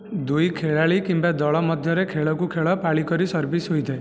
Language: Odia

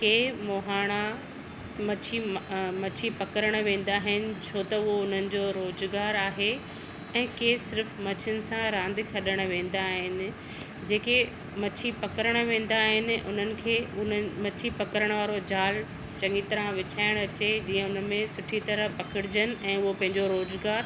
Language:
Sindhi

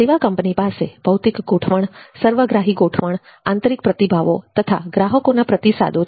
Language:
Gujarati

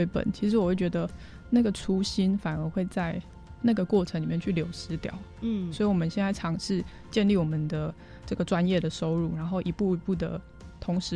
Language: Chinese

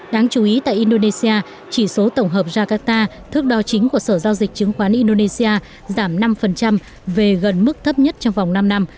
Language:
Vietnamese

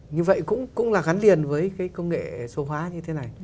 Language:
Vietnamese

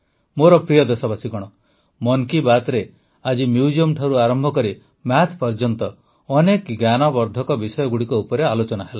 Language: Odia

